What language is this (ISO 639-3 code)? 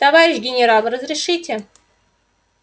rus